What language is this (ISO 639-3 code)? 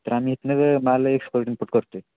mar